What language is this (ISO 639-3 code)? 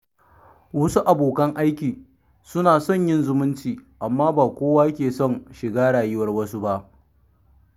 hau